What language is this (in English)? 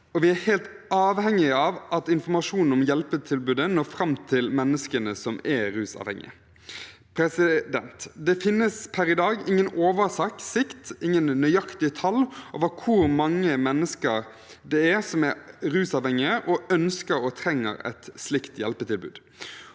Norwegian